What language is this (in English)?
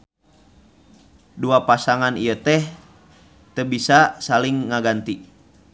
Sundanese